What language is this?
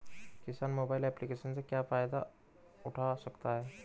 Hindi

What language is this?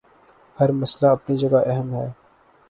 Urdu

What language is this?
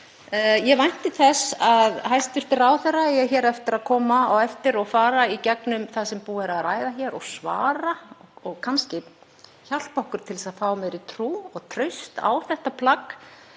Icelandic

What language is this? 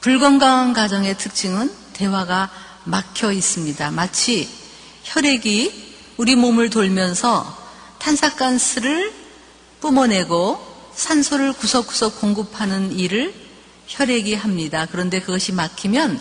Korean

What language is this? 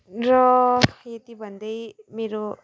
Nepali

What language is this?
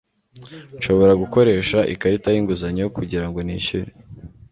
Kinyarwanda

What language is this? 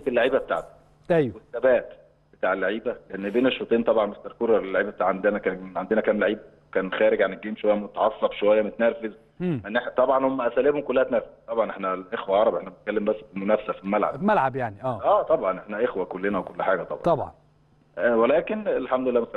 Arabic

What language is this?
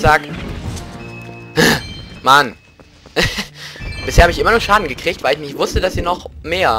German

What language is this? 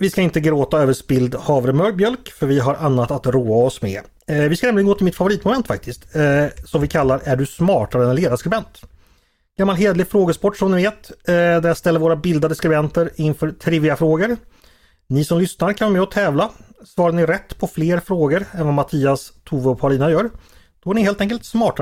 Swedish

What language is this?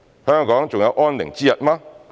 Cantonese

